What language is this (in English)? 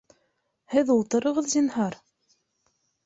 Bashkir